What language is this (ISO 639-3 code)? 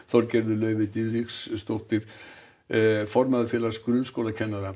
isl